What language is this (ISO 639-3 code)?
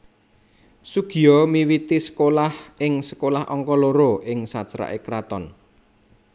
jav